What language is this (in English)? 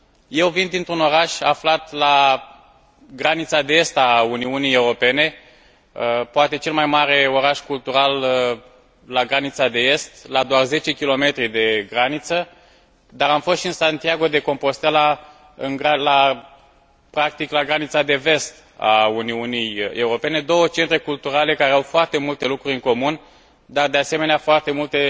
Romanian